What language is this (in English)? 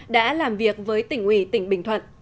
Vietnamese